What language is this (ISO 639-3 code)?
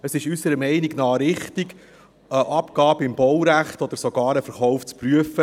gsw